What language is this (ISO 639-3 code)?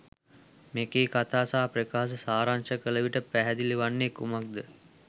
sin